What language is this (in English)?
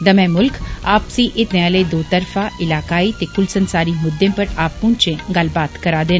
Dogri